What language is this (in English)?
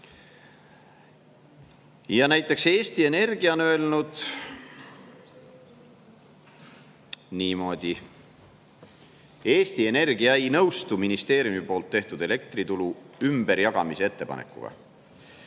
Estonian